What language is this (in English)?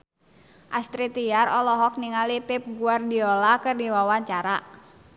Sundanese